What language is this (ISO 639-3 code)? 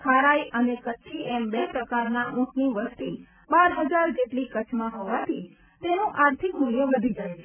guj